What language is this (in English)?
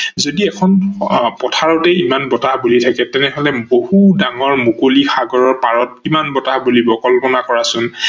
Assamese